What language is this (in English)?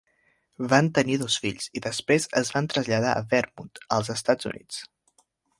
Catalan